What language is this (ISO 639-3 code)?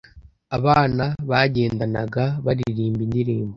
kin